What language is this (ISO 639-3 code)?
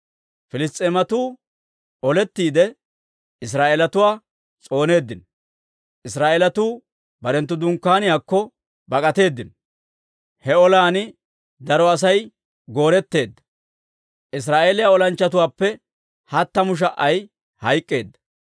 dwr